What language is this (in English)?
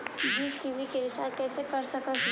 Magahi